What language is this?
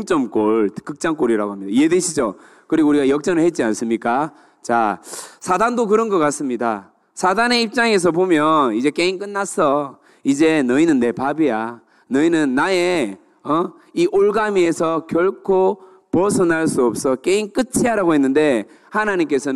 Korean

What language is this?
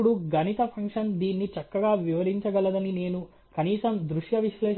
Telugu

